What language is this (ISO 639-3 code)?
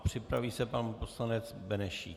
ces